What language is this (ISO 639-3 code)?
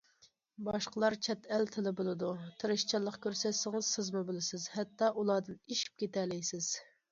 uig